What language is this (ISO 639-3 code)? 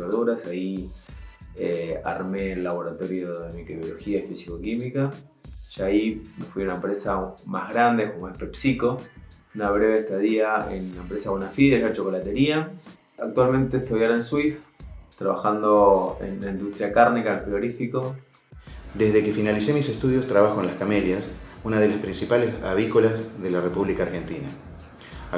spa